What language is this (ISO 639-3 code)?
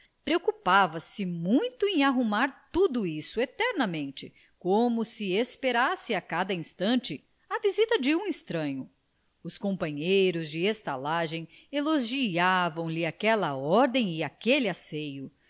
por